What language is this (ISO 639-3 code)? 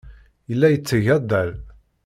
kab